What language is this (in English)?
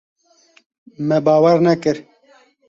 Kurdish